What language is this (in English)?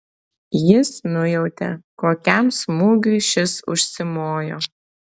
Lithuanian